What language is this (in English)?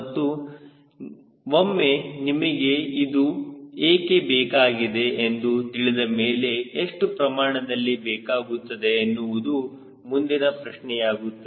Kannada